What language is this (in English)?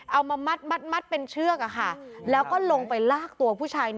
Thai